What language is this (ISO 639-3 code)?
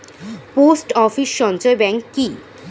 ben